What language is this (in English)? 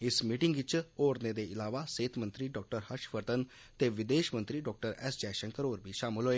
Dogri